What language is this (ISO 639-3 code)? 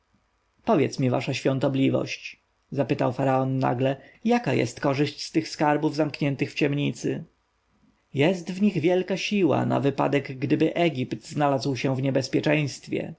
pol